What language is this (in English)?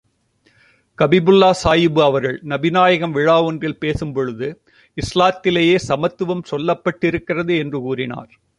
Tamil